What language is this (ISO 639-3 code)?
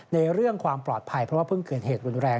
tha